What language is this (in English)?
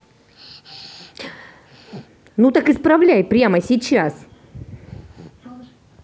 Russian